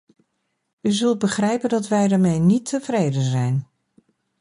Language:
Dutch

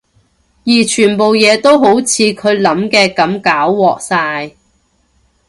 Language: Cantonese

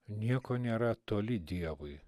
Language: Lithuanian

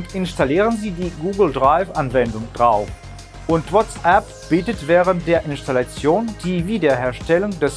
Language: German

